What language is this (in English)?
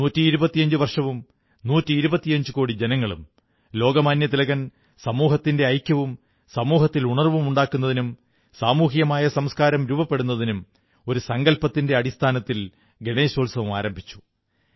Malayalam